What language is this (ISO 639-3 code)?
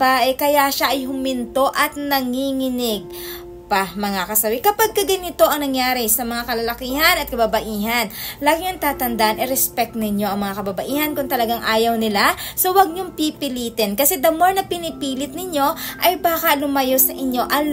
fil